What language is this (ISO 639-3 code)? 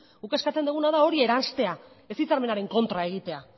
eus